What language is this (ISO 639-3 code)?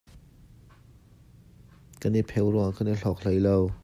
cnh